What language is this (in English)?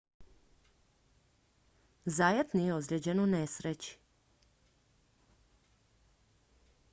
Croatian